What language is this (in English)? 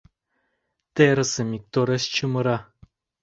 Mari